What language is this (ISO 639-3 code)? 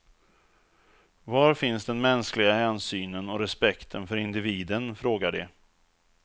swe